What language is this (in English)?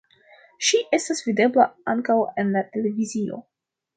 Esperanto